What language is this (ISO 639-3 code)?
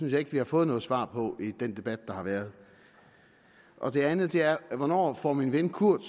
dan